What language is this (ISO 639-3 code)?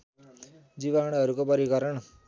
nep